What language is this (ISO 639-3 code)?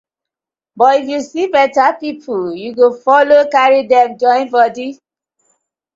pcm